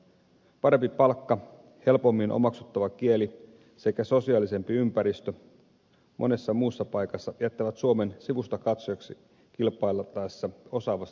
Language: Finnish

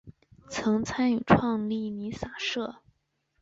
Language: Chinese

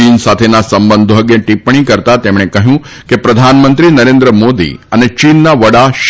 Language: Gujarati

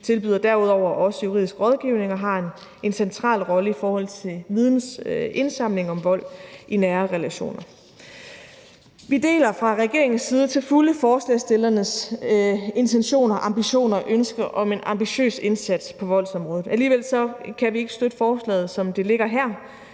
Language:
Danish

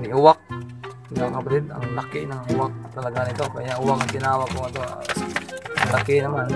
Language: Filipino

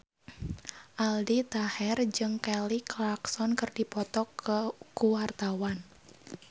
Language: Sundanese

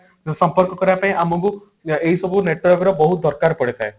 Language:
Odia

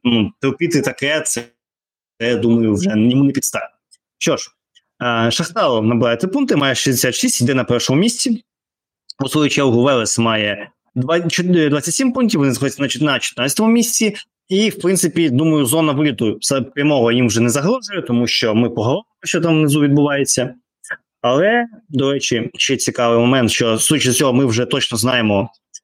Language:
Ukrainian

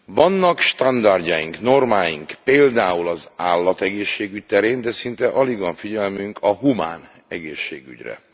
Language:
Hungarian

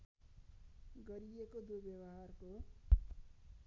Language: Nepali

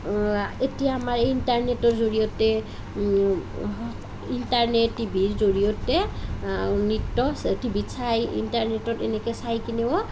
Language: Assamese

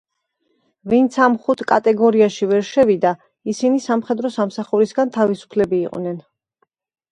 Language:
Georgian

